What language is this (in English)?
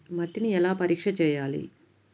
Telugu